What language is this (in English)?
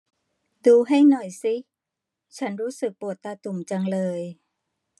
Thai